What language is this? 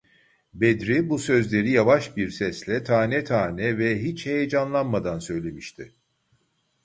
Turkish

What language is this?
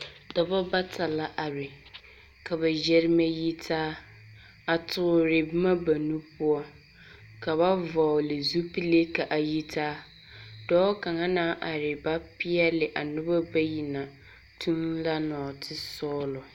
Southern Dagaare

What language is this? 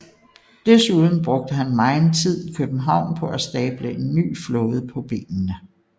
Danish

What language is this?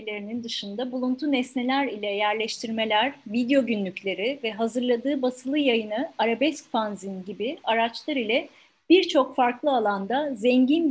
Turkish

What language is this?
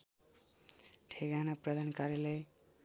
Nepali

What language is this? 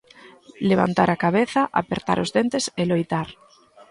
Galician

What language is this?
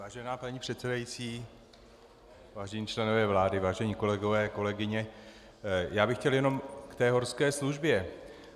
Czech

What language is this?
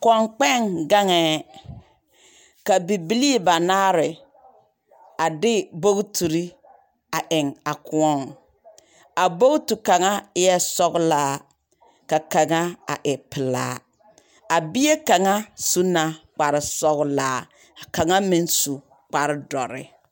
Southern Dagaare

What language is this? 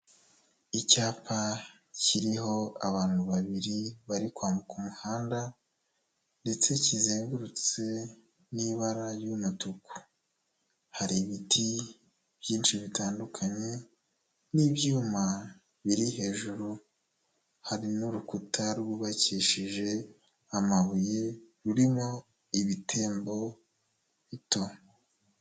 Kinyarwanda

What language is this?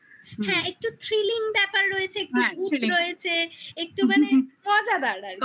Bangla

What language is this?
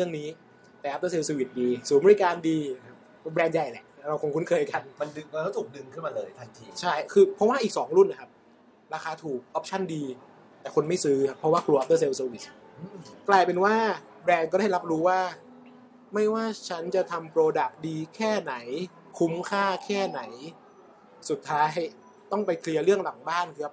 Thai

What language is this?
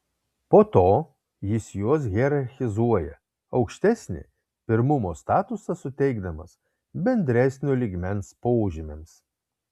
Lithuanian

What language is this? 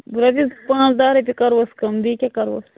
Kashmiri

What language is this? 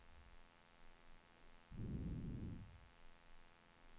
Swedish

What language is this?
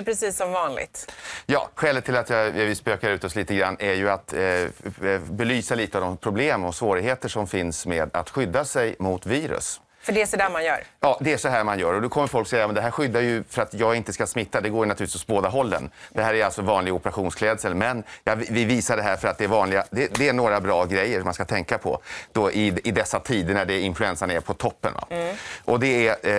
Swedish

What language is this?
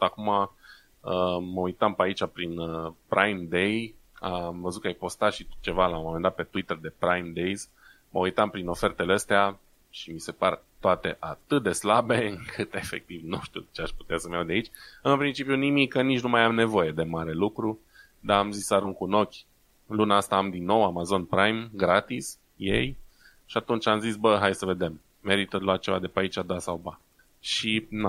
Romanian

